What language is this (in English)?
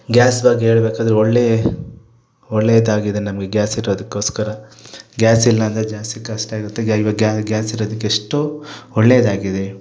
Kannada